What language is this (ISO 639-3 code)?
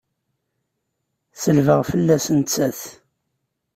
kab